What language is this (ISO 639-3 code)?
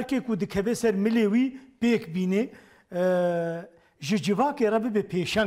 tur